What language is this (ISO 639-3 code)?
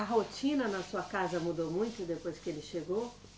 por